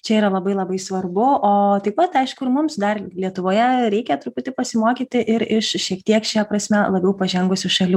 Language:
Lithuanian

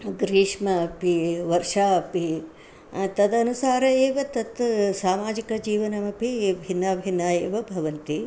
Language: Sanskrit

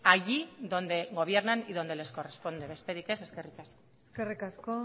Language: Basque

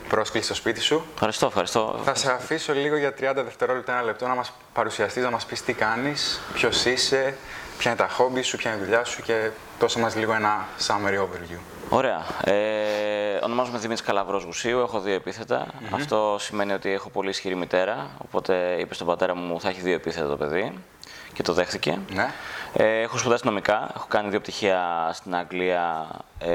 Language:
Greek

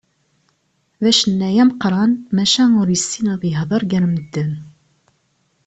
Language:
Kabyle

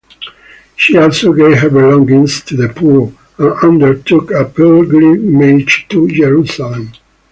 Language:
English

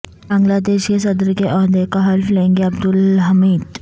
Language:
Urdu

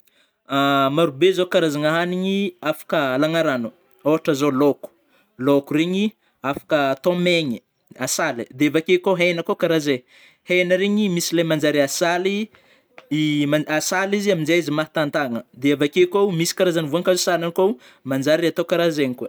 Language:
Northern Betsimisaraka Malagasy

